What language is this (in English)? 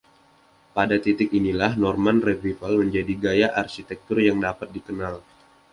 Indonesian